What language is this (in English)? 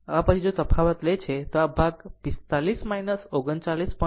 Gujarati